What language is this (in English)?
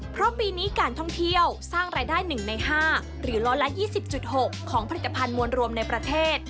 Thai